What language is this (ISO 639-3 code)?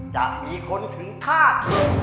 tha